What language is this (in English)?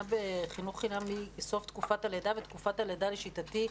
Hebrew